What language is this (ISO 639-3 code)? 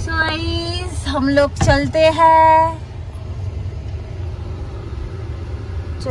hin